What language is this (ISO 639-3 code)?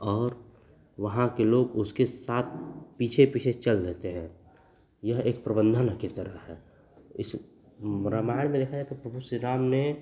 hin